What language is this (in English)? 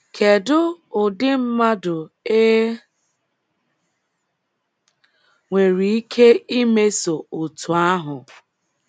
Igbo